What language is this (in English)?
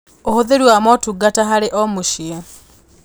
Kikuyu